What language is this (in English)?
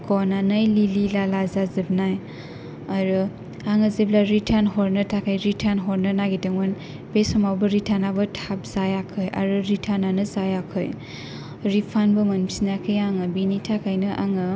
Bodo